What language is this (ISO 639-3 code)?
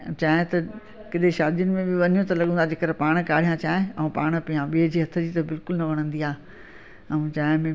snd